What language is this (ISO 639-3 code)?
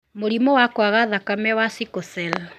kik